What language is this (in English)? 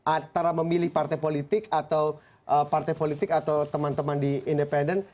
Indonesian